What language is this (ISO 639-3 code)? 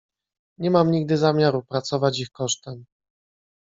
pol